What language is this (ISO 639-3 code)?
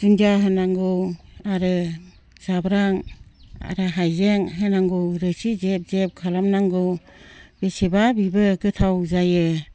brx